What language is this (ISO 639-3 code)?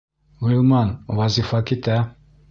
bak